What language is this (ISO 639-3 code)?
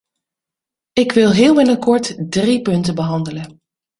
nld